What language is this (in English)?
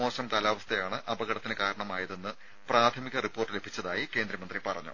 Malayalam